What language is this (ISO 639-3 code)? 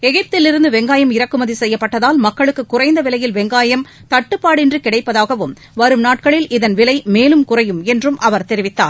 tam